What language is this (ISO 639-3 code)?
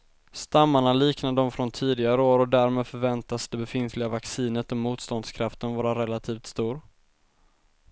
swe